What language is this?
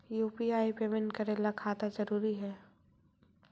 Magahi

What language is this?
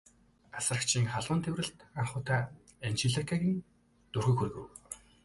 Mongolian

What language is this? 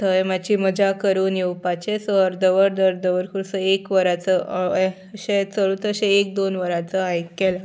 Konkani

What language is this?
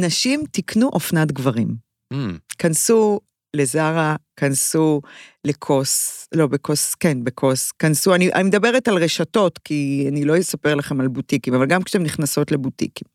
Hebrew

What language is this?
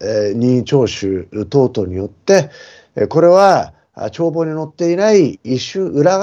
Japanese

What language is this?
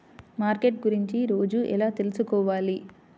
Telugu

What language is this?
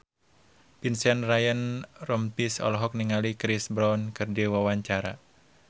Sundanese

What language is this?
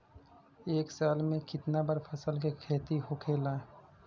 Bhojpuri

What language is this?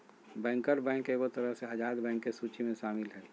Magahi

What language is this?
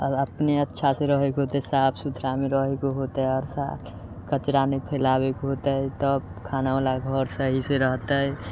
Maithili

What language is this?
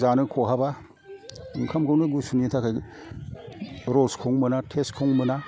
Bodo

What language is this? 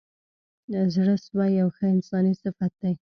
Pashto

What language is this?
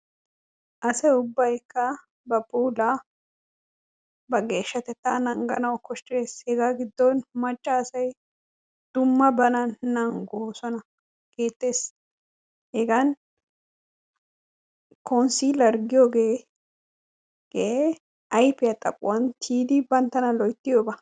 Wolaytta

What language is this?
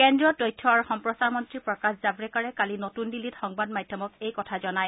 Assamese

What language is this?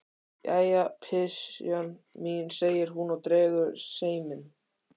Icelandic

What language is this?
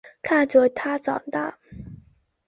Chinese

